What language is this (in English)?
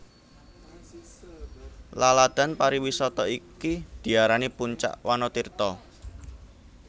Javanese